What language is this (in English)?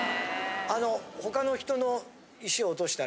Japanese